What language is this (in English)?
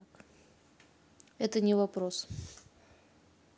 Russian